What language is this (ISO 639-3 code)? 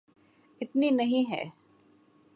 urd